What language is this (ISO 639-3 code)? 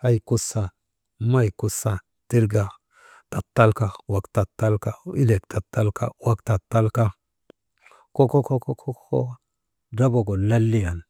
mde